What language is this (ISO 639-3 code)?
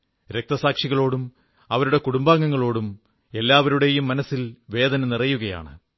mal